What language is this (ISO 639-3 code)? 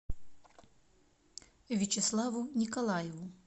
rus